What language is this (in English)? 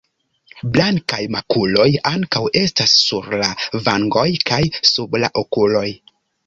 Esperanto